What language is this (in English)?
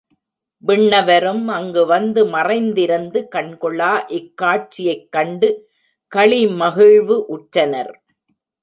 Tamil